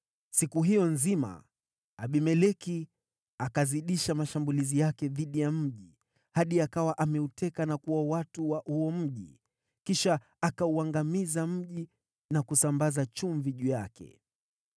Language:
Swahili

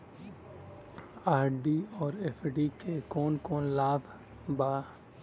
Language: Bhojpuri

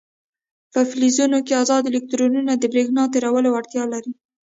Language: Pashto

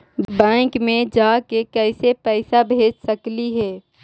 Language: Magahi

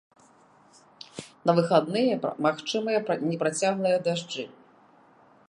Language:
Belarusian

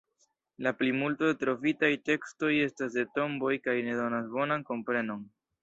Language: Esperanto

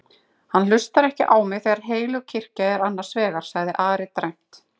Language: Icelandic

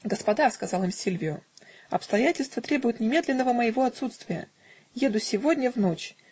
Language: Russian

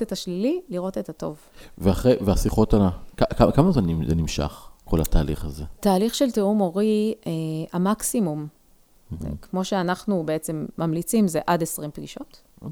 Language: Hebrew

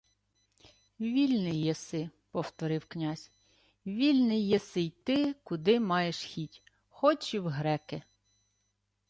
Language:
Ukrainian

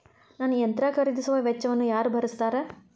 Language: Kannada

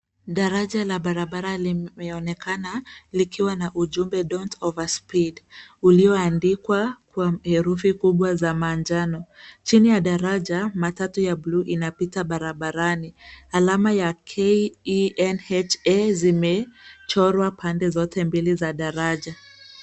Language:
Swahili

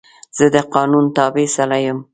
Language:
Pashto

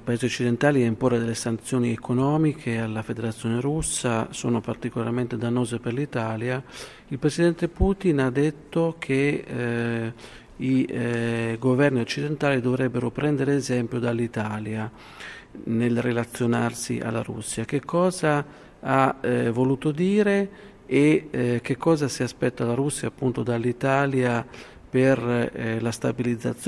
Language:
Italian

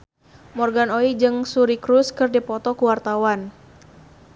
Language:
Sundanese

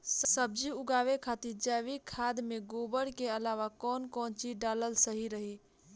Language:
Bhojpuri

